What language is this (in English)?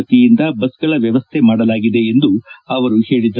Kannada